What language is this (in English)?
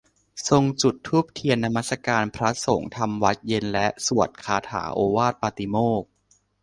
Thai